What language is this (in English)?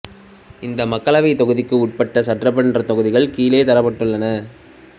Tamil